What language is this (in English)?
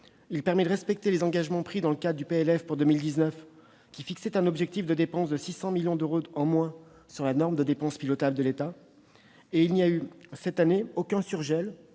French